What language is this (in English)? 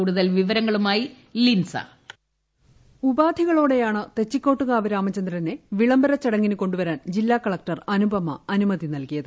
Malayalam